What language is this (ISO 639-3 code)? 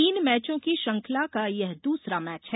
hin